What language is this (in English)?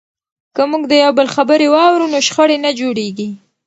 Pashto